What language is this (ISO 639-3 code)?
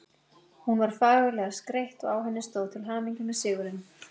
isl